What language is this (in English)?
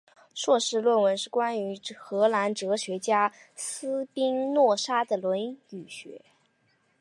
Chinese